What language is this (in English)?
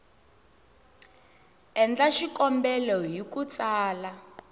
Tsonga